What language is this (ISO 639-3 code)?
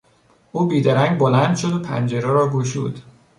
fas